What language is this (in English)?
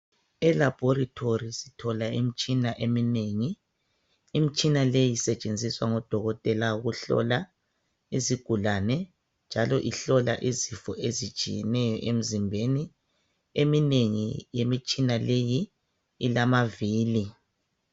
North Ndebele